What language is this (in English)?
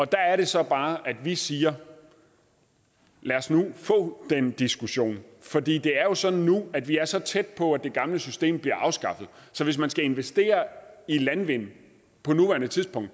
Danish